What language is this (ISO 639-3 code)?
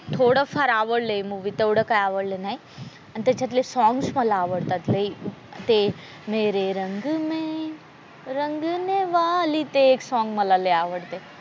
mar